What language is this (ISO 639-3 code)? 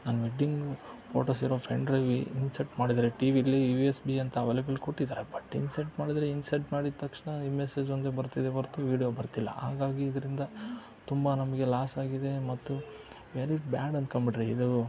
kan